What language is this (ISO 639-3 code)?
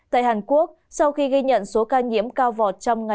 vie